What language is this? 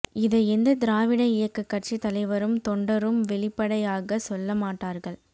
Tamil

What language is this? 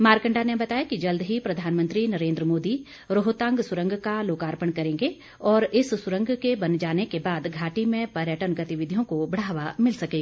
Hindi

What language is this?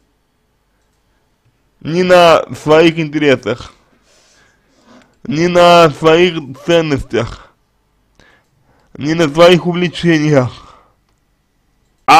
Russian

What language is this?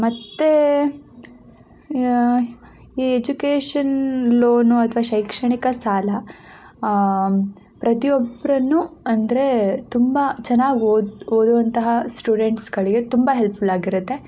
Kannada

